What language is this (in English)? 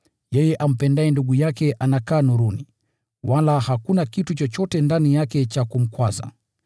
Swahili